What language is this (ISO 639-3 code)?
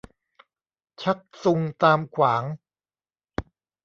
tha